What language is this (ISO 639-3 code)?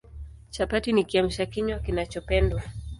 swa